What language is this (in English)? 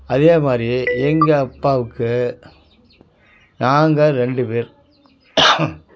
Tamil